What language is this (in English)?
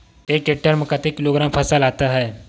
Chhattisgarhi